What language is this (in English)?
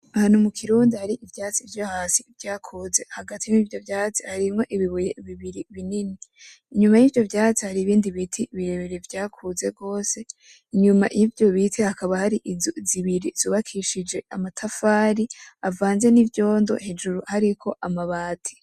Rundi